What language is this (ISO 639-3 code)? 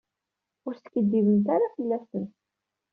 kab